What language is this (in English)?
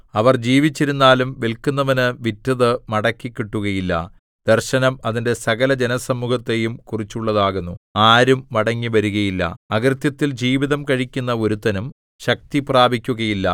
Malayalam